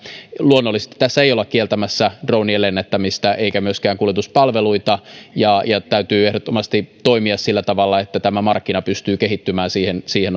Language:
Finnish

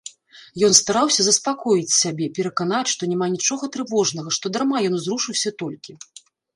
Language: Belarusian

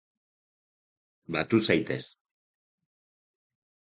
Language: Basque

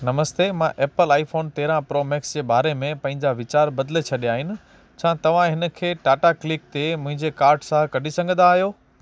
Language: Sindhi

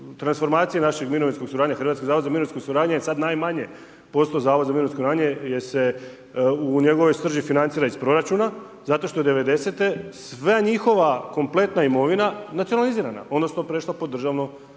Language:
Croatian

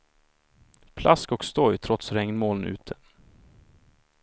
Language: Swedish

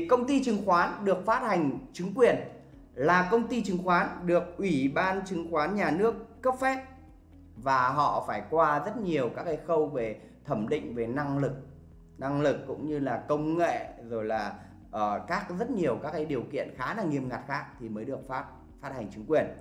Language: Vietnamese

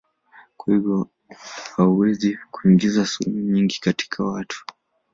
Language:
Swahili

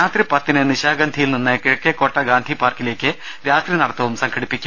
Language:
Malayalam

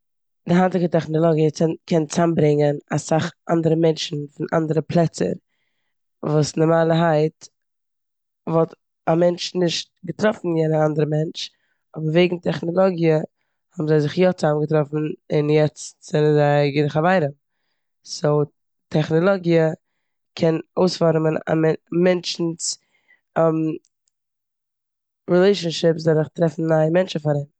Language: Yiddish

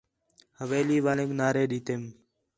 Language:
Khetrani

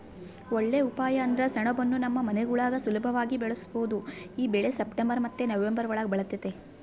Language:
Kannada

